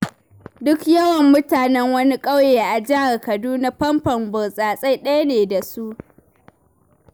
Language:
Hausa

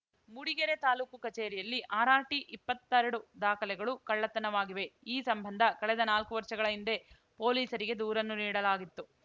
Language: Kannada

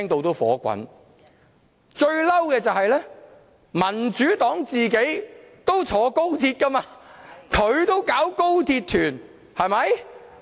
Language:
Cantonese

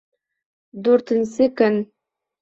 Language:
Bashkir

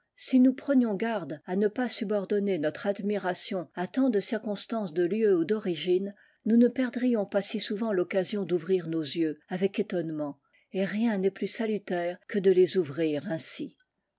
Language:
French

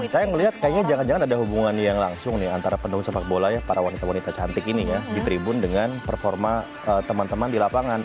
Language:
Indonesian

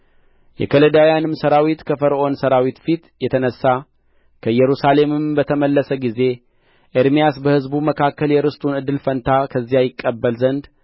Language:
Amharic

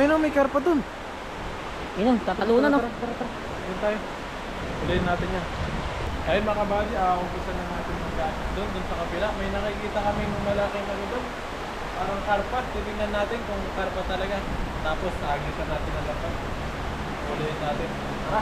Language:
Filipino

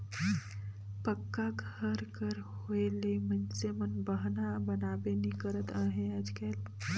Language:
Chhattisgarhi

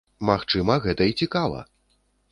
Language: Belarusian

